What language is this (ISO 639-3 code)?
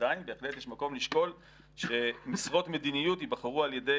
heb